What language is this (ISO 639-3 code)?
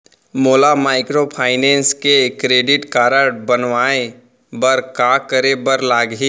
hne